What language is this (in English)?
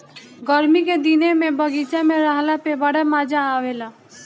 Bhojpuri